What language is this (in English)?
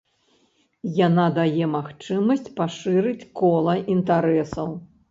Belarusian